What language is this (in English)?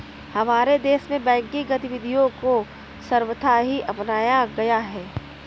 Hindi